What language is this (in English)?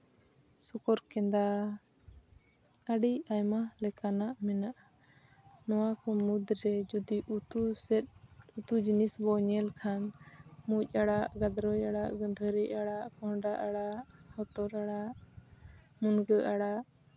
Santali